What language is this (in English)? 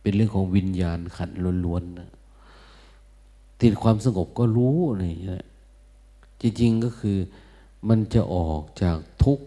Thai